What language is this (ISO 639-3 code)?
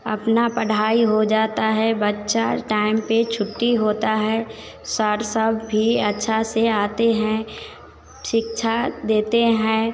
hin